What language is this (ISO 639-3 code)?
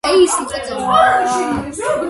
kat